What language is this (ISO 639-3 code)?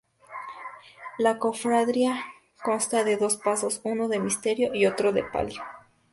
spa